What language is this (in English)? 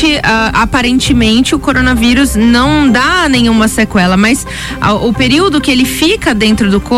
Portuguese